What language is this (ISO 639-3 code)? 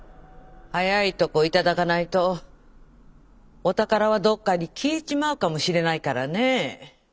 jpn